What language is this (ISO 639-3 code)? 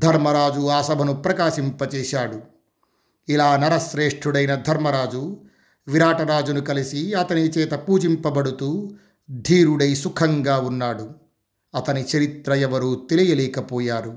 tel